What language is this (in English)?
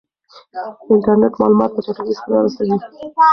Pashto